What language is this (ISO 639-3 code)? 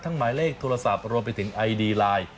tha